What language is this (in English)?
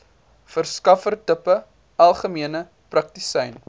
Afrikaans